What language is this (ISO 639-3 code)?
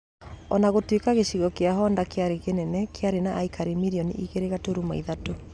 kik